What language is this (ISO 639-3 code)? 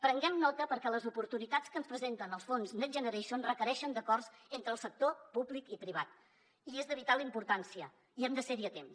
cat